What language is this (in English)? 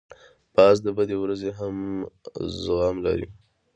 Pashto